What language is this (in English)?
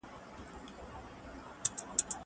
Pashto